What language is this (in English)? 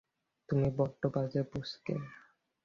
Bangla